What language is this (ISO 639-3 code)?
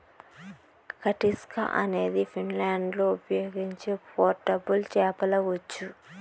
tel